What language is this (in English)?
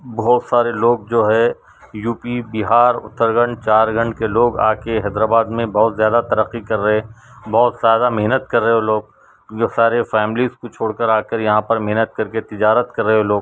Urdu